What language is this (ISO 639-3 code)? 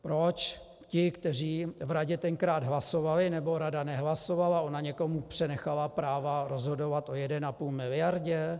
ces